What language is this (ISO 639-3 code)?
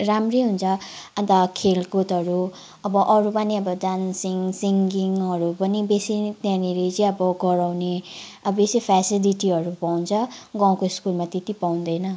nep